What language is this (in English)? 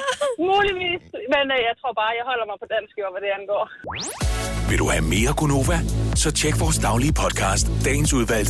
Danish